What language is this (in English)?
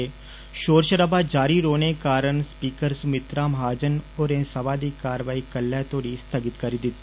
Dogri